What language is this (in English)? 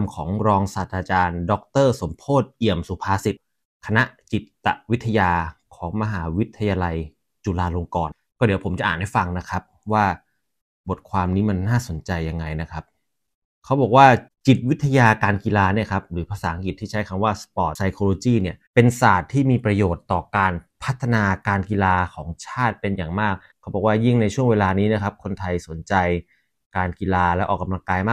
Thai